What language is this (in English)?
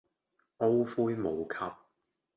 Cantonese